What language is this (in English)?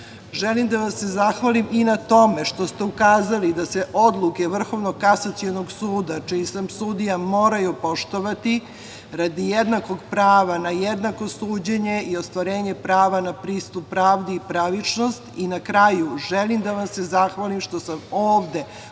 Serbian